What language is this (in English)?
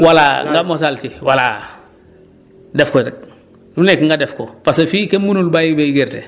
Wolof